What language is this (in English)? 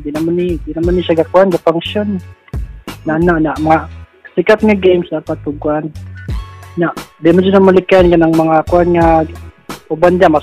Filipino